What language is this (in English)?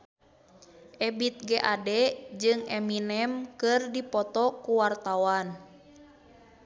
Sundanese